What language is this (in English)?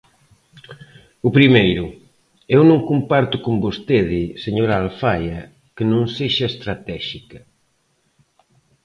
Galician